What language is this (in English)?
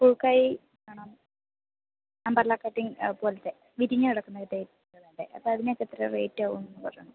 Malayalam